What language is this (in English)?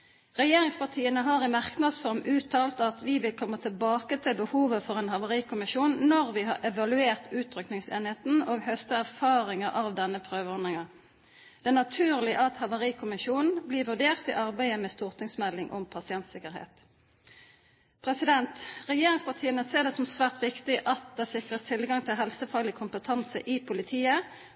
Norwegian Bokmål